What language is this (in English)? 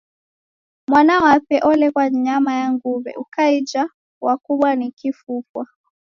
Taita